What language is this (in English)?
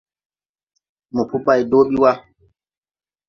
Tupuri